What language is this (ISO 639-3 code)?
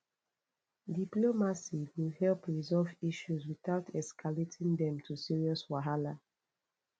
pcm